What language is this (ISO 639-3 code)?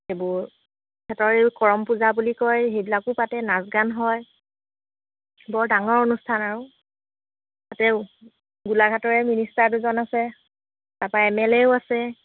asm